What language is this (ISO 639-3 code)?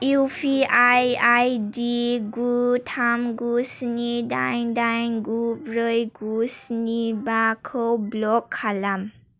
brx